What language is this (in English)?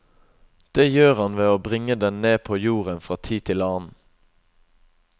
Norwegian